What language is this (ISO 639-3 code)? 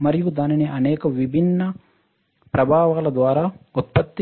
tel